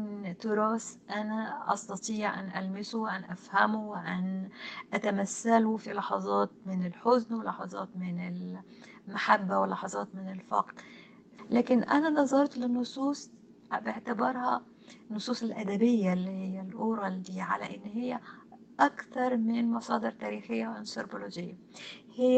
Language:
Arabic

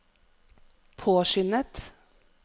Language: Norwegian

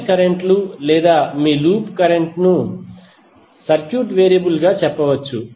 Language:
Telugu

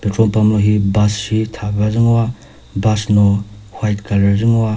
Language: Chokri Naga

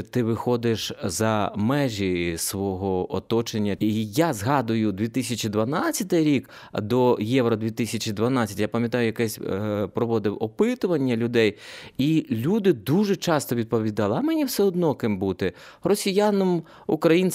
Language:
Ukrainian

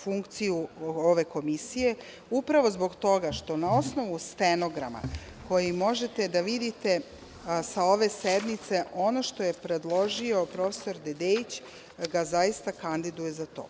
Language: Serbian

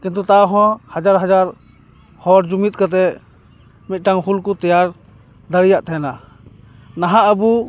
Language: Santali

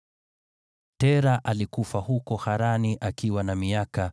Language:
Swahili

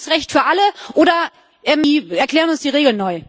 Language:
German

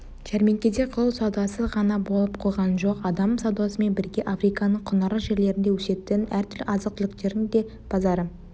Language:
Kazakh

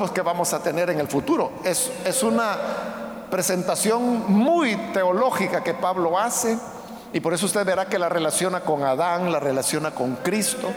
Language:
Spanish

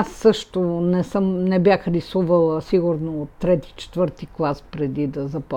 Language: Bulgarian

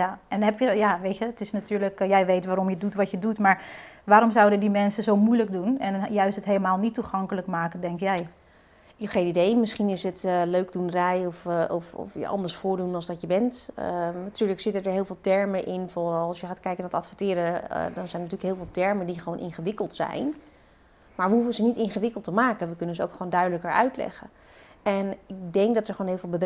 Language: Dutch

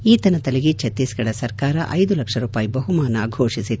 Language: Kannada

